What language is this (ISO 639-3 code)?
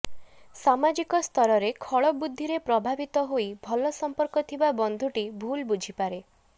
ori